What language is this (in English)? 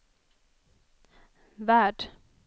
Swedish